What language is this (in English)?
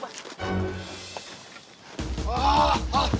Indonesian